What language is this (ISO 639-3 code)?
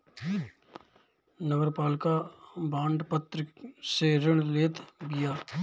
bho